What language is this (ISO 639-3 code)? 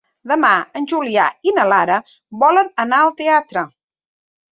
cat